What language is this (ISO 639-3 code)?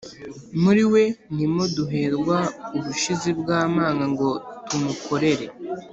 kin